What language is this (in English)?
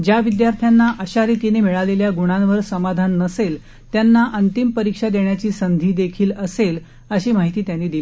Marathi